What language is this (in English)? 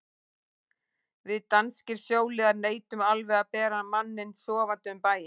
Icelandic